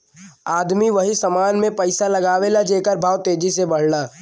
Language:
Bhojpuri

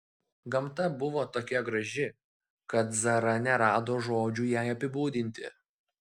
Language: Lithuanian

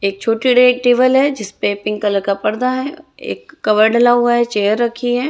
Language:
Hindi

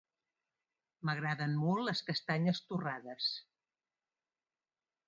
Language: Catalan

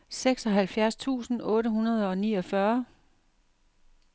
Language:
Danish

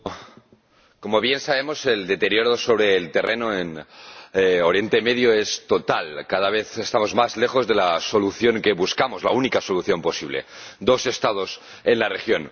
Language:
Spanish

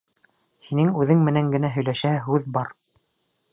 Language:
Bashkir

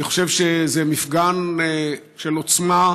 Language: Hebrew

